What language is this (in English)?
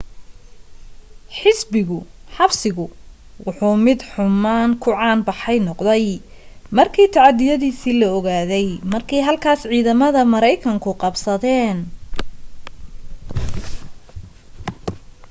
Somali